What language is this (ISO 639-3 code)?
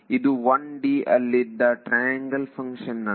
kan